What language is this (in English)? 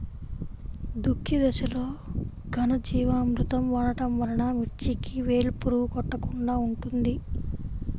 Telugu